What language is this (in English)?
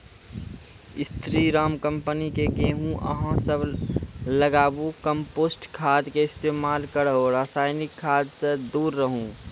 Maithili